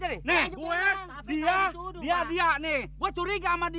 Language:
Indonesian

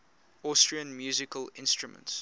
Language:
English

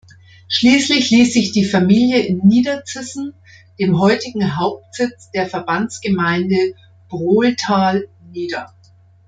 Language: German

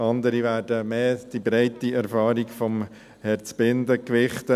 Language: Swiss German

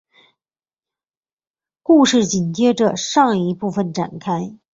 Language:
Chinese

